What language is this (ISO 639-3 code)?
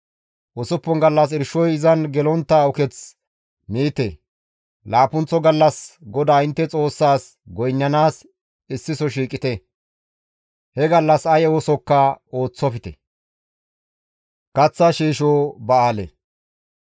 gmv